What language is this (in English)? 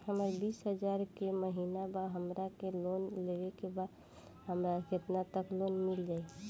Bhojpuri